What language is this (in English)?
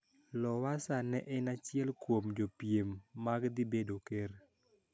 Luo (Kenya and Tanzania)